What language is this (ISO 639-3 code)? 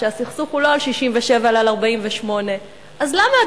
heb